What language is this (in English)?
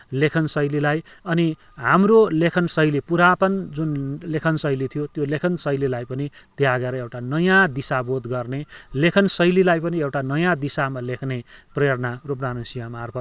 Nepali